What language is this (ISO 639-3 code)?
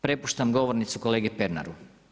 hrv